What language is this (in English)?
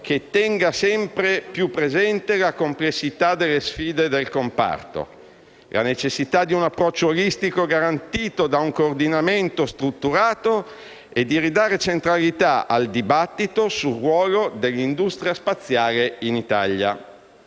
Italian